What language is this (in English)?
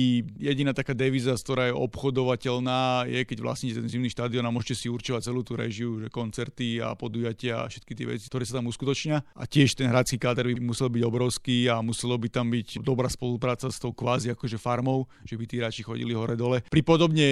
Slovak